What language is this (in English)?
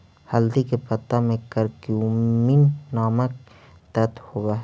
Magahi